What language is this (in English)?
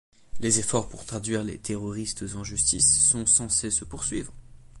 French